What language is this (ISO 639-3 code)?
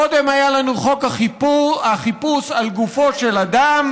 heb